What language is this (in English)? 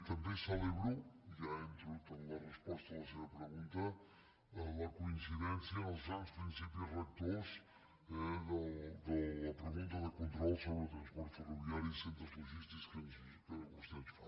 Catalan